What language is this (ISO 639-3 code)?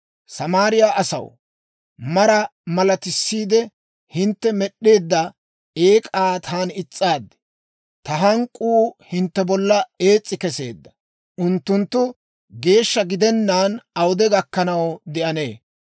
dwr